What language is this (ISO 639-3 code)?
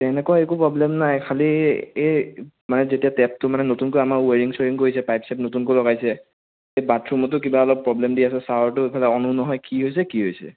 asm